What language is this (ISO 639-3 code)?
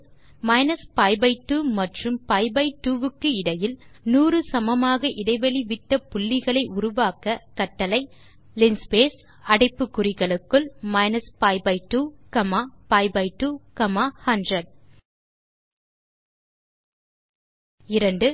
tam